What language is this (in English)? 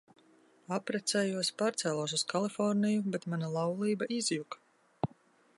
Latvian